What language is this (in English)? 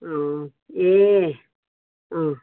Nepali